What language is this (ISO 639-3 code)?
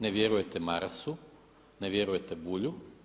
hrv